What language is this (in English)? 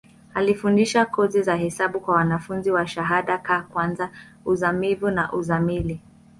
Swahili